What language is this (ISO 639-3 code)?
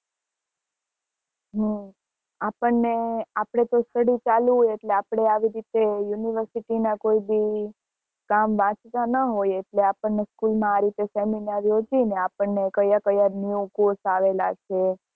guj